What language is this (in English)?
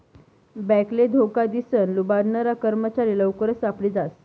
Marathi